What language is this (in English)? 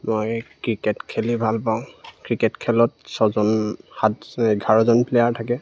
Assamese